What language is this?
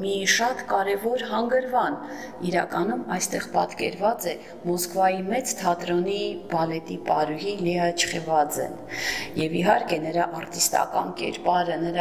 Turkish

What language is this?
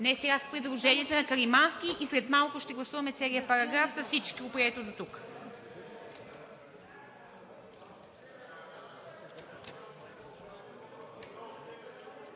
Bulgarian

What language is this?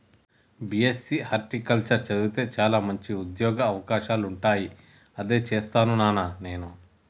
Telugu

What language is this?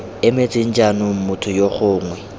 Tswana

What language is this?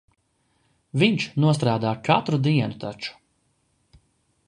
Latvian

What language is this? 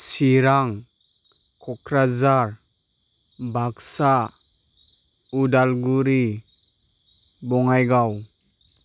Bodo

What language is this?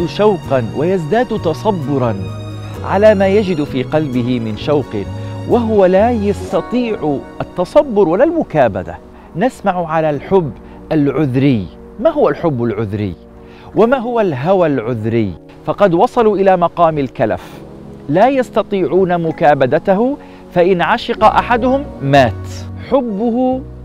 Arabic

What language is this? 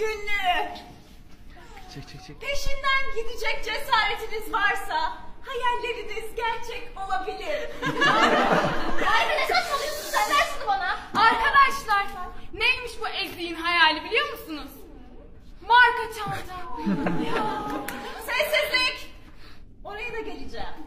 Turkish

